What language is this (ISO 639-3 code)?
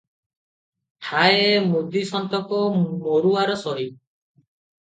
ori